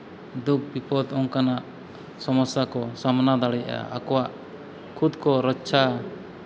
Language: Santali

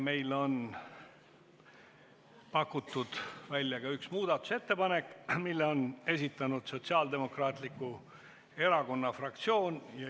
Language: Estonian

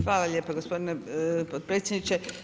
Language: Croatian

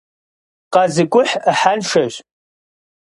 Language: Kabardian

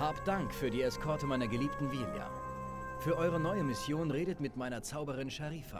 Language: German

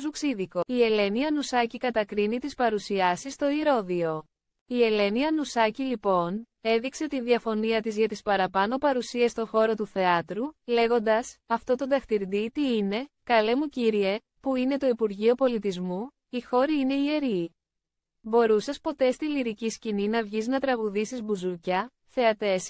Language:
Greek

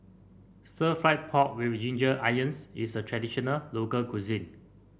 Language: English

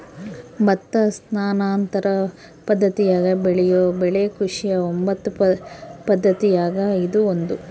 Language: Kannada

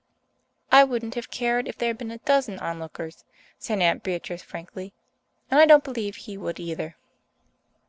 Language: English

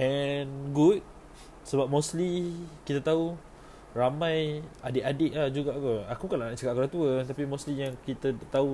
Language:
Malay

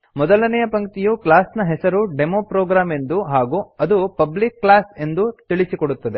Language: Kannada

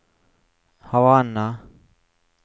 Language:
Norwegian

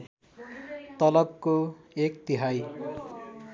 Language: Nepali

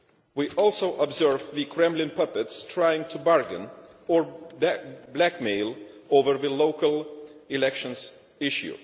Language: English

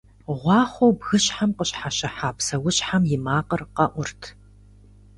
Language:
Kabardian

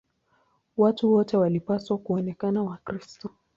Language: Swahili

